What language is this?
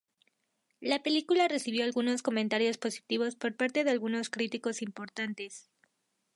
Spanish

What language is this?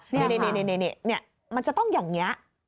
Thai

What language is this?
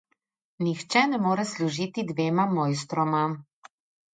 Slovenian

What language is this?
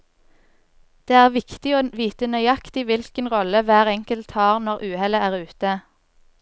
Norwegian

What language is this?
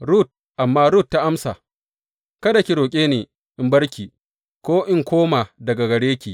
Hausa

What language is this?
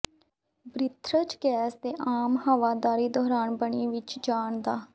Punjabi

